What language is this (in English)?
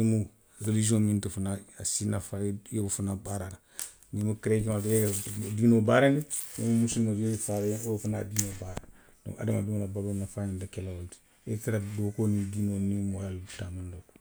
Western Maninkakan